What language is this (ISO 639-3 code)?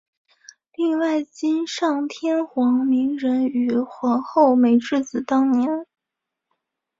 zho